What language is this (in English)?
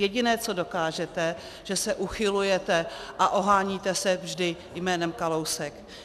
Czech